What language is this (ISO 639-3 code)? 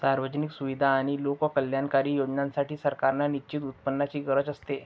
mar